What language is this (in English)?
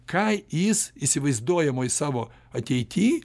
Lithuanian